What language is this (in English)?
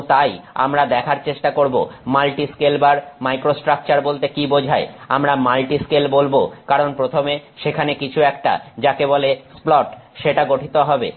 Bangla